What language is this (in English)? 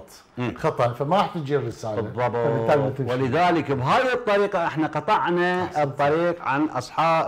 Arabic